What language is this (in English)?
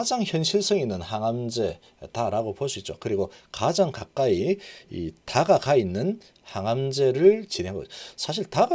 Korean